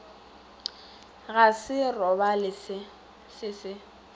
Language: Northern Sotho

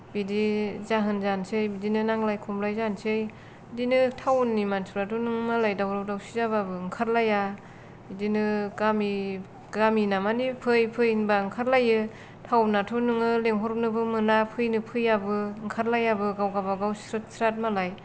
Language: Bodo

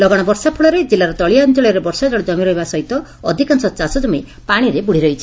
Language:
Odia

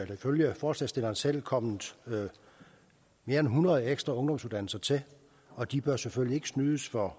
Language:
Danish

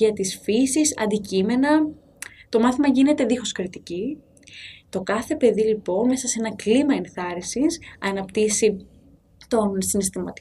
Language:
Greek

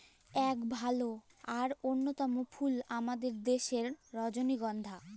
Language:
Bangla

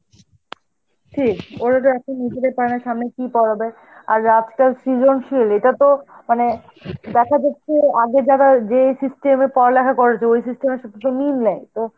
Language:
Bangla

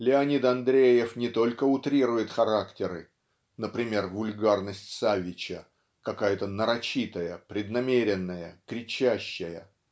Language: Russian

